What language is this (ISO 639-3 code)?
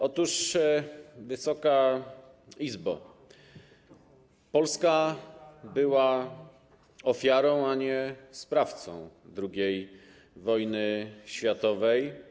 pol